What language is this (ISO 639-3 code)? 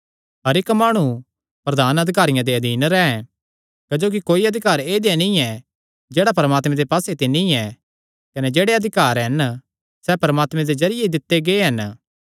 xnr